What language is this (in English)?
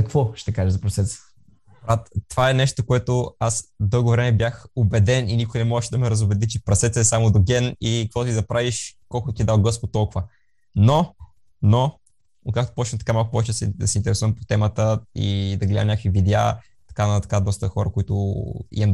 Bulgarian